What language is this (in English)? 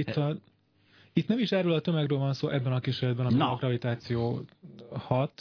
Hungarian